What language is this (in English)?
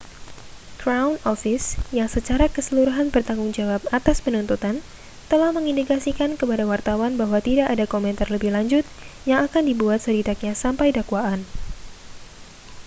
Indonesian